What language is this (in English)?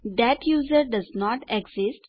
Gujarati